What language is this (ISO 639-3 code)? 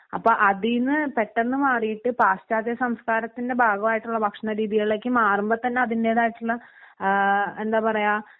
mal